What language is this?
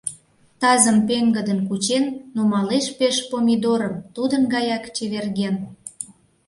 Mari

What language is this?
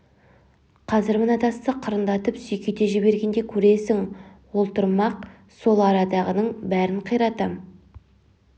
Kazakh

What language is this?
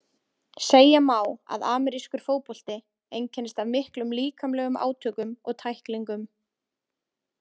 Icelandic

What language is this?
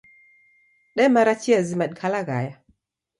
Taita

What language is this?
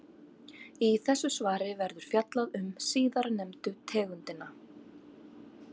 Icelandic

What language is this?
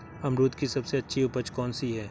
Hindi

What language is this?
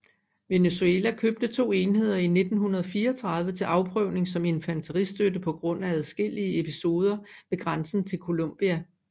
Danish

